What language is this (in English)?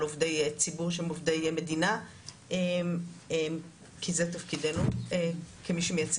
Hebrew